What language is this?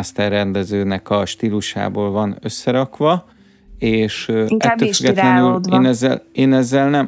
Hungarian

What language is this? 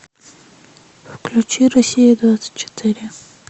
Russian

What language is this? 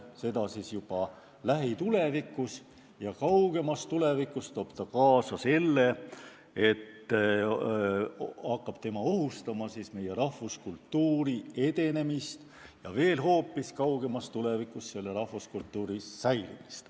Estonian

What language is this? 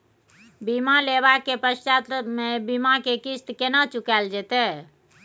Maithili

